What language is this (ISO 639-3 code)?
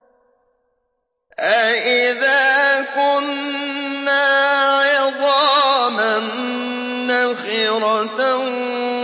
ara